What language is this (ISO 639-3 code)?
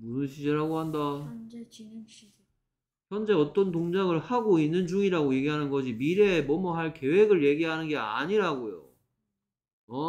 kor